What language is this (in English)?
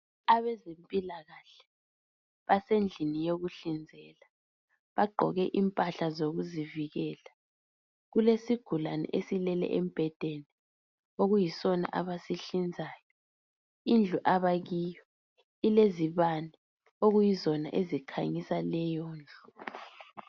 North Ndebele